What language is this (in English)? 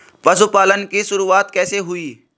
Hindi